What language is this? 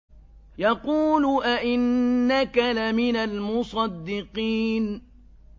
Arabic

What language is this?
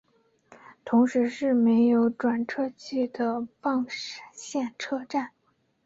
Chinese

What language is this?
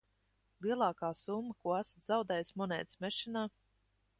Latvian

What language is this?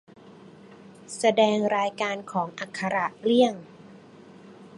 Thai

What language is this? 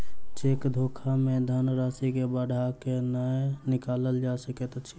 Maithili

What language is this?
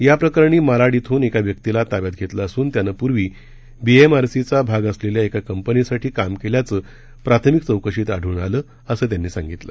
Marathi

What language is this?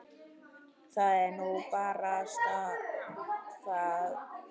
Icelandic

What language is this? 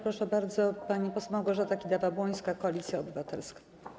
Polish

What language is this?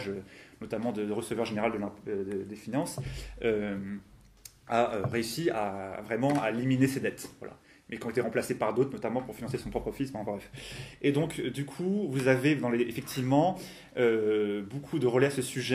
French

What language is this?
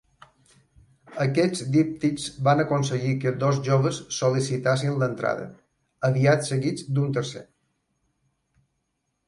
Catalan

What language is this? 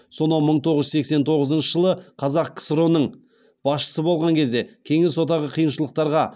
Kazakh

